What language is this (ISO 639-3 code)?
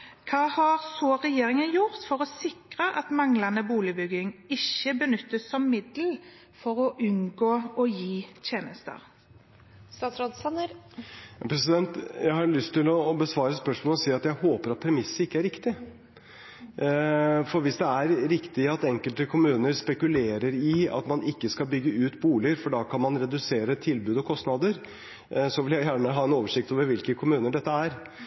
nob